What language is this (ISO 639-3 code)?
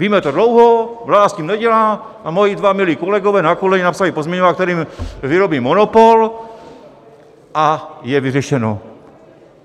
ces